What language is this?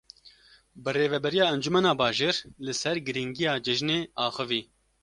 Kurdish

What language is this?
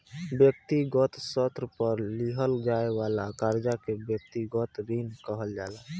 Bhojpuri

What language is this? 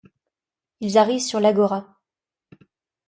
French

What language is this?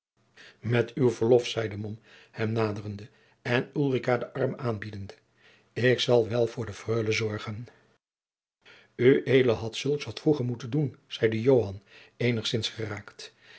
Dutch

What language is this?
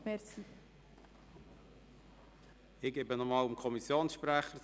Swiss German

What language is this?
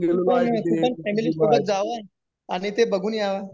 Marathi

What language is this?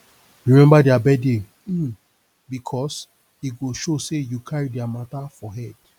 Nigerian Pidgin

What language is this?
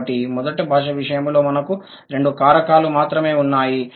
Telugu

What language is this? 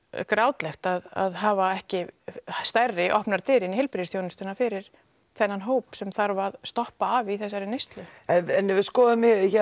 Icelandic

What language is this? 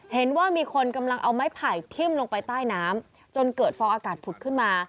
Thai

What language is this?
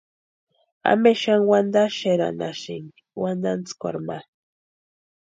Western Highland Purepecha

